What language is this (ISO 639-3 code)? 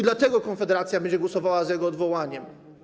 pol